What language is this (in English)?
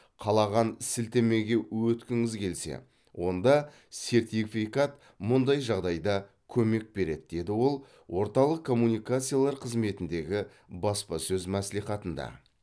Kazakh